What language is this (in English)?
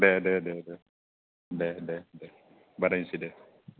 Bodo